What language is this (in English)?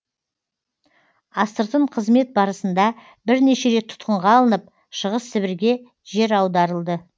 Kazakh